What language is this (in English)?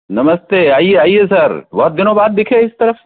Hindi